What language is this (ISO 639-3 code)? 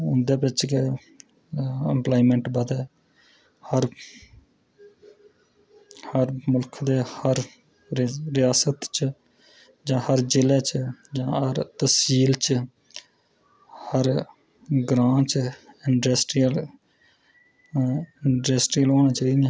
doi